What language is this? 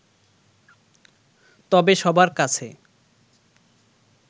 Bangla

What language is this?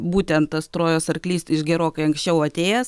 Lithuanian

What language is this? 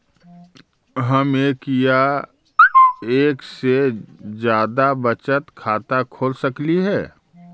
Magahi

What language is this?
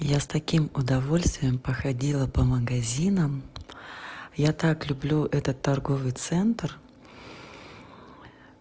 Russian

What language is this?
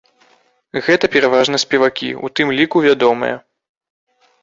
Belarusian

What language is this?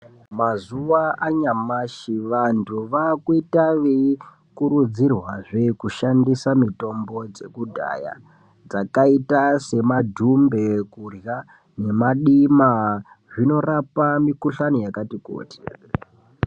Ndau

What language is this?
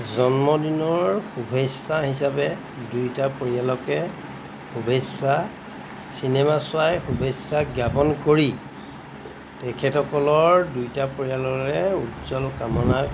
Assamese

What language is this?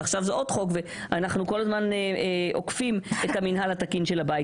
Hebrew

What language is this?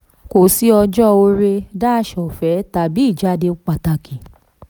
Yoruba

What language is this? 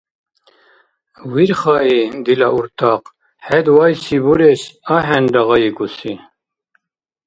Dargwa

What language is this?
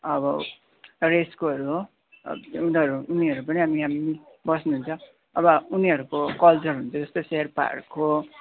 Nepali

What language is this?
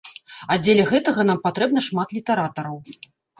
Belarusian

